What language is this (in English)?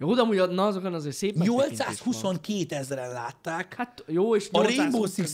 Hungarian